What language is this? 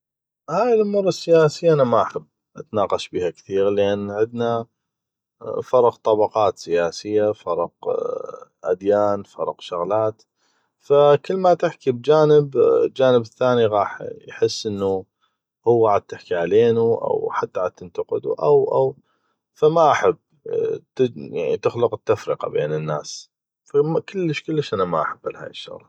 North Mesopotamian Arabic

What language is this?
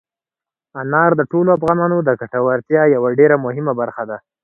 Pashto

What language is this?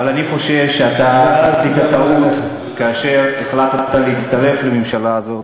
Hebrew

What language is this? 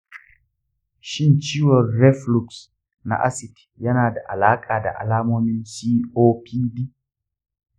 Hausa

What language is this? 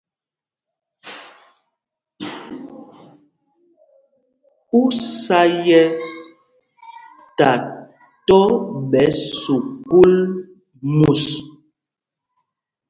Mpumpong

